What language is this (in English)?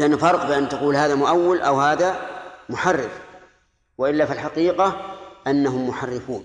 Arabic